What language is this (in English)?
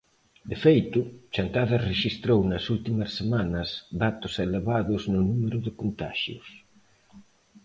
Galician